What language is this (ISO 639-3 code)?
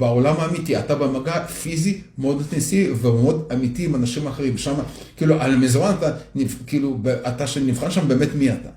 heb